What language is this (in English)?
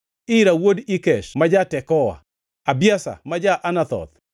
Luo (Kenya and Tanzania)